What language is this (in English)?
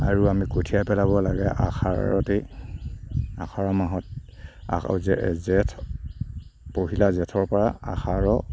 Assamese